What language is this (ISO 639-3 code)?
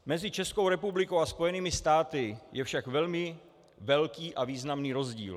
ces